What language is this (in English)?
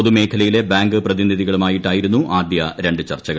Malayalam